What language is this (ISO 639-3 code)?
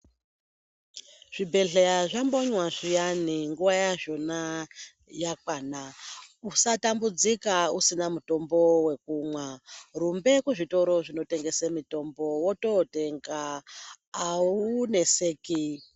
ndc